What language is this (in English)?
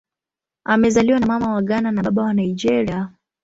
Swahili